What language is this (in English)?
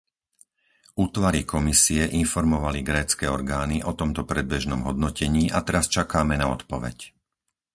Slovak